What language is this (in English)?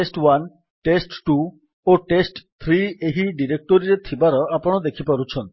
Odia